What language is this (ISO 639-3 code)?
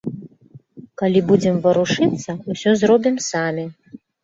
bel